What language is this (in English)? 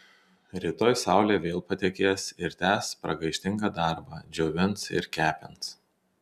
Lithuanian